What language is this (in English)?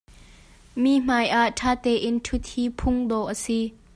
Hakha Chin